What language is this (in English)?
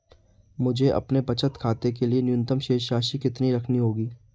Hindi